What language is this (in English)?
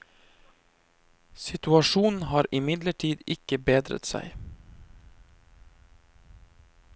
Norwegian